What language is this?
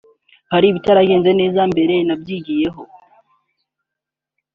Kinyarwanda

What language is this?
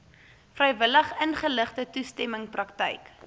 Afrikaans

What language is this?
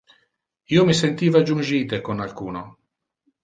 Interlingua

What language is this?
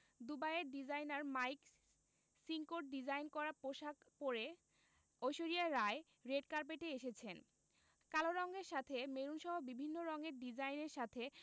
Bangla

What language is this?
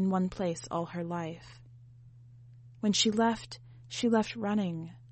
English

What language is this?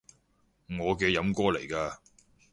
Cantonese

